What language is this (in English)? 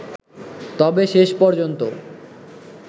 Bangla